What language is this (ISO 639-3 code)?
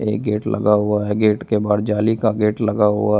hin